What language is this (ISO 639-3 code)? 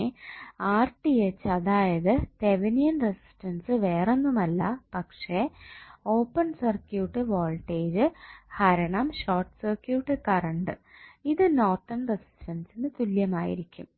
mal